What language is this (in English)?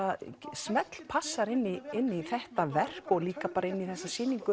Icelandic